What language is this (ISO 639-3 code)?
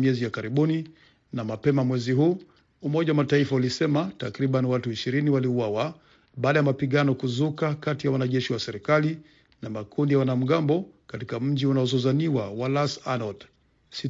swa